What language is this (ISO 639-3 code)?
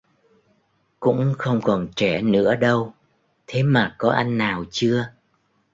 vie